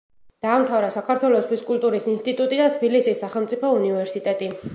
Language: Georgian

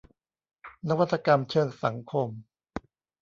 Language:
Thai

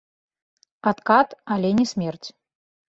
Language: Belarusian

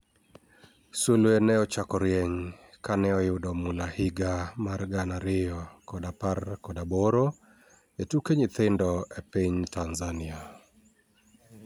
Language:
Luo (Kenya and Tanzania)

